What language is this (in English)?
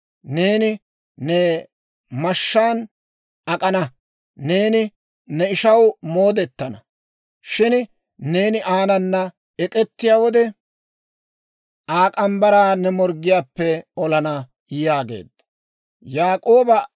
Dawro